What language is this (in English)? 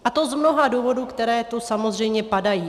Czech